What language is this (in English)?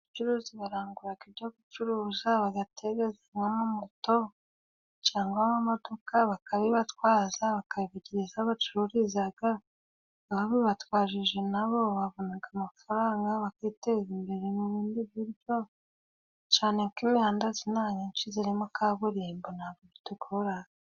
Kinyarwanda